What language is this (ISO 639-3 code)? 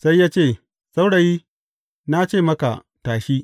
hau